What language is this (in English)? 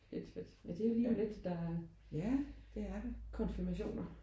Danish